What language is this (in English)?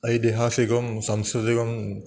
Sanskrit